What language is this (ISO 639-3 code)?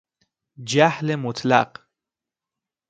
fas